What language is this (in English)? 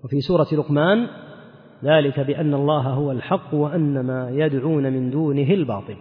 Arabic